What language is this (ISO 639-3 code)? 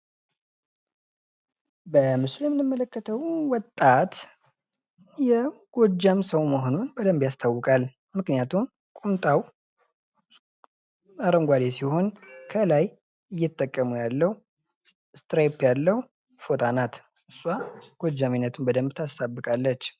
amh